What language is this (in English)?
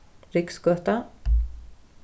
Faroese